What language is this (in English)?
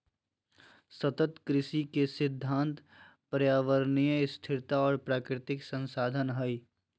Magahi